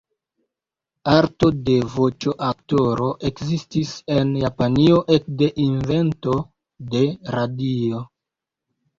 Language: Esperanto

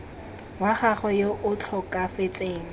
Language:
Tswana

